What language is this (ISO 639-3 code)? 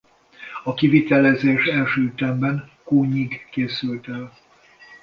hun